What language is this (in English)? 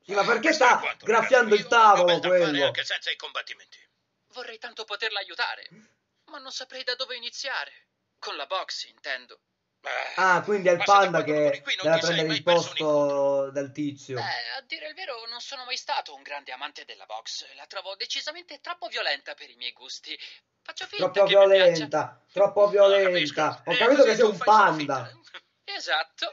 Italian